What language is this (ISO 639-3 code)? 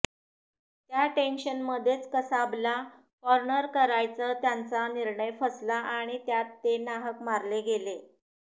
mar